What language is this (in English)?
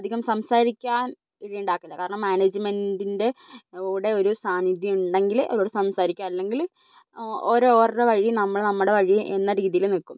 Malayalam